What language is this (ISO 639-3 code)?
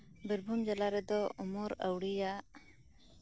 sat